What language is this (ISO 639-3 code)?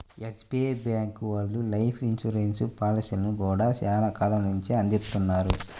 tel